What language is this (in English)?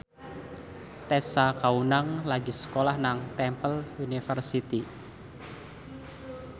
Javanese